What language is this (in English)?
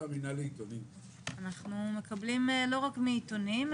Hebrew